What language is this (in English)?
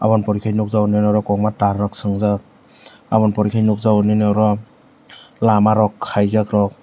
Kok Borok